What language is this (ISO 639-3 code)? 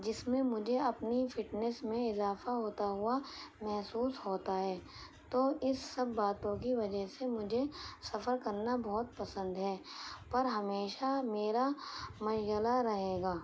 urd